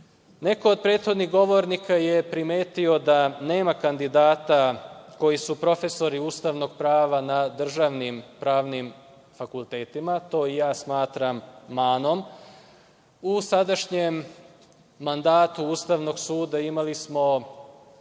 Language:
Serbian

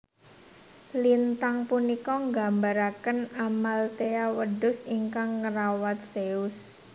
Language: Javanese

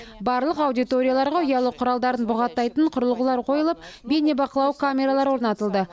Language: Kazakh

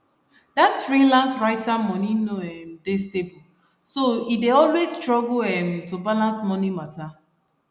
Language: Nigerian Pidgin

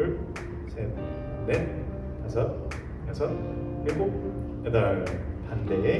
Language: Korean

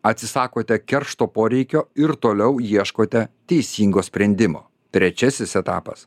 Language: Lithuanian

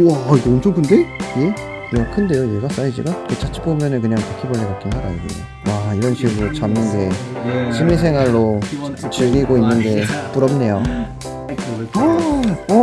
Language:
Korean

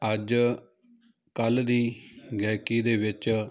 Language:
Punjabi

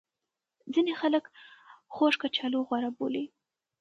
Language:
Pashto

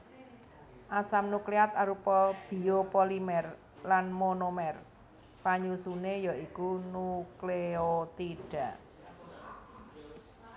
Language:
Javanese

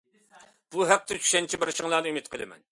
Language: Uyghur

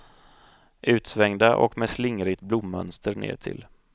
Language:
Swedish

